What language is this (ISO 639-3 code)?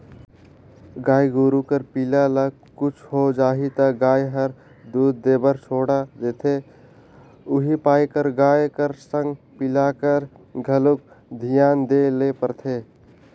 hne